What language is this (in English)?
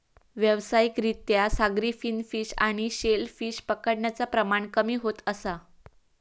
Marathi